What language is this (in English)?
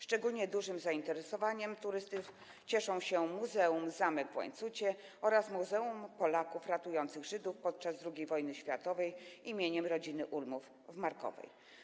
Polish